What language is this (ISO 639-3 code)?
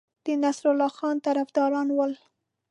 pus